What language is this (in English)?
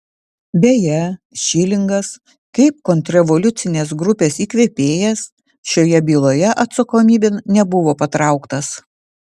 Lithuanian